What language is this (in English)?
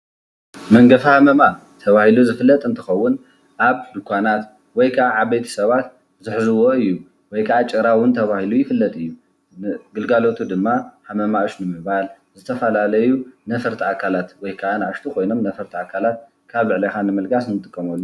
Tigrinya